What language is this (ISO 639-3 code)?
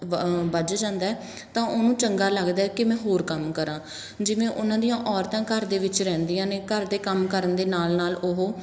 pan